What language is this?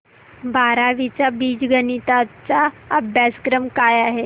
Marathi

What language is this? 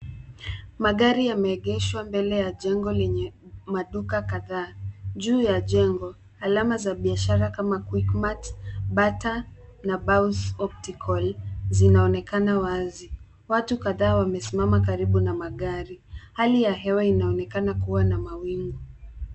Swahili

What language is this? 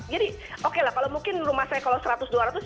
Indonesian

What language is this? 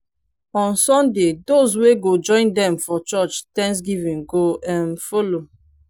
Nigerian Pidgin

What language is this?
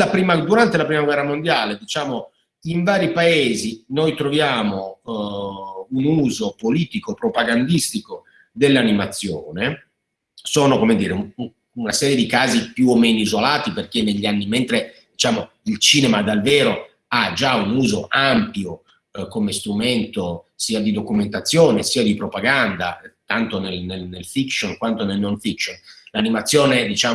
Italian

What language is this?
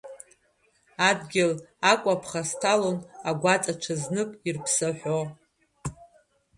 Abkhazian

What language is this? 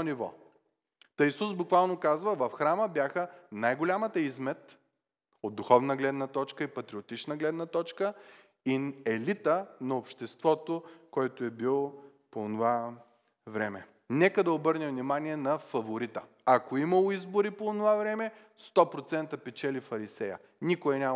Bulgarian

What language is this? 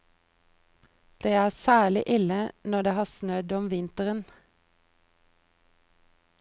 Norwegian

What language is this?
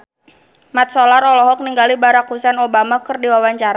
Sundanese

